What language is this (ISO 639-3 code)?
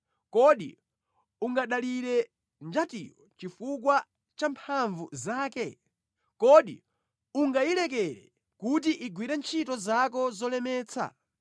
nya